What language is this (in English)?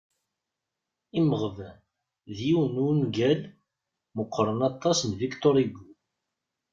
Kabyle